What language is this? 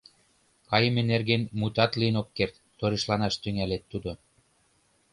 Mari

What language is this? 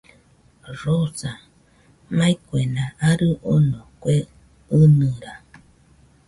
Nüpode Huitoto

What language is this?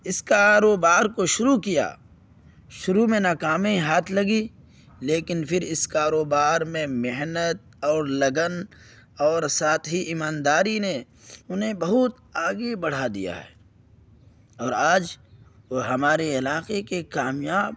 Urdu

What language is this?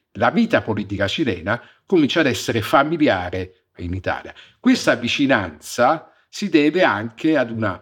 Italian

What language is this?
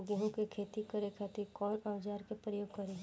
Bhojpuri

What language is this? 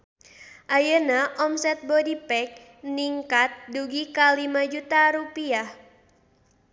Sundanese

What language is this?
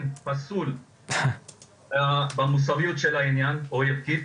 Hebrew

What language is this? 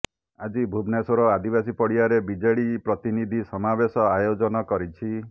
Odia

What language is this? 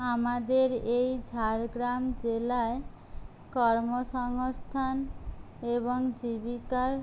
Bangla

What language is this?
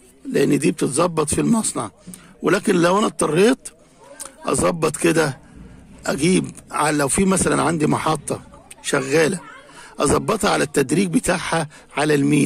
Arabic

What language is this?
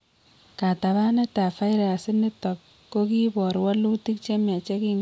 Kalenjin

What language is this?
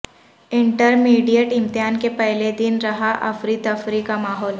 Urdu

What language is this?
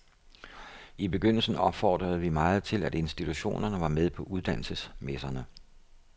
Danish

